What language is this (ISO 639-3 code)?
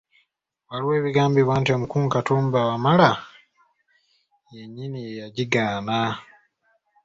lug